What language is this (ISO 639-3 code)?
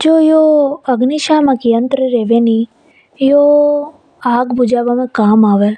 hoj